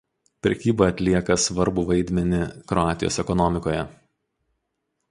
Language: Lithuanian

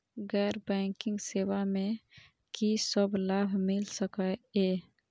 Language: Maithili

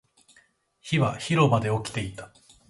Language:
Japanese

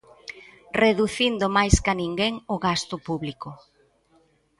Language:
Galician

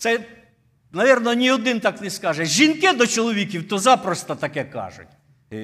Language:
Ukrainian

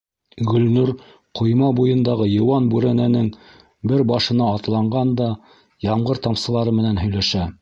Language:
Bashkir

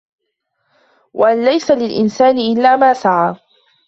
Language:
Arabic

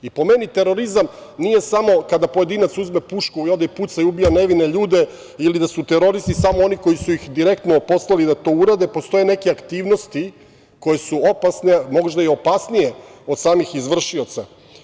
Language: Serbian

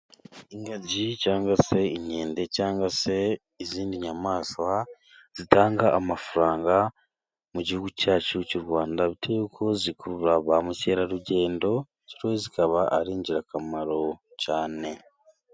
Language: Kinyarwanda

